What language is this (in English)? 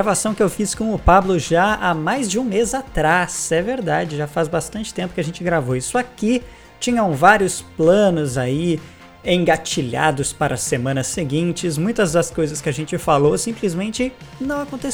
Portuguese